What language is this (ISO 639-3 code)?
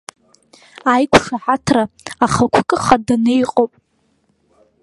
abk